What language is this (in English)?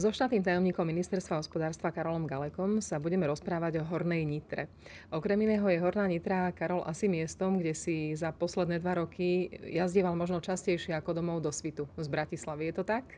Slovak